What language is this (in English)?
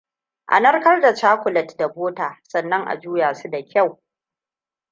Hausa